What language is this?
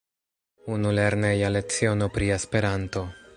Esperanto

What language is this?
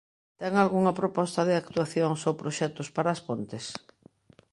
Galician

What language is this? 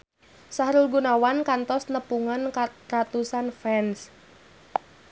Sundanese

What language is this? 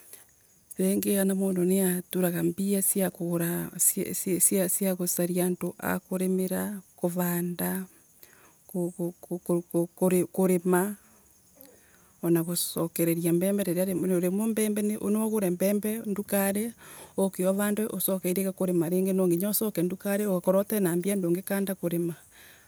Embu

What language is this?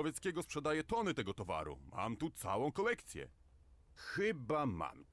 Polish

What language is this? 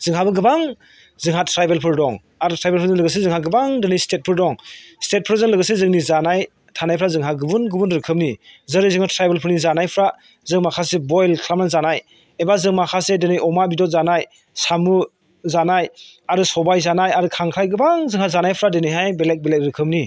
Bodo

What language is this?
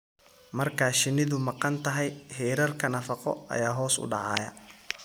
Somali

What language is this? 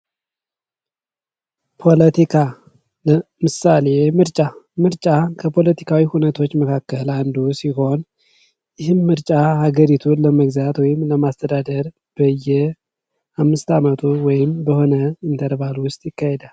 Amharic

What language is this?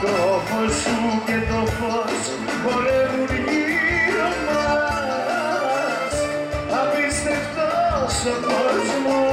Greek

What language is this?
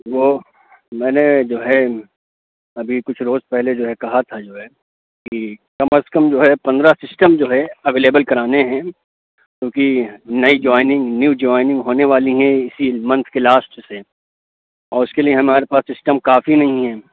Urdu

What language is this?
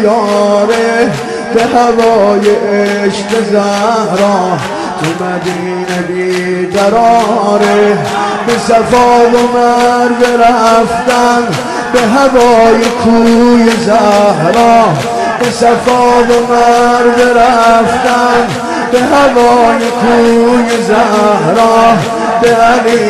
Persian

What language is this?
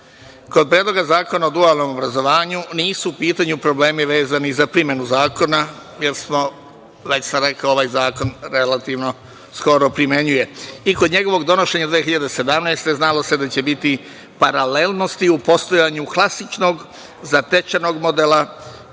Serbian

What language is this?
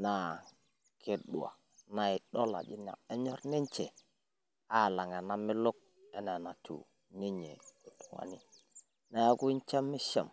Masai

